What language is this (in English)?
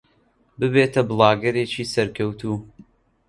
Central Kurdish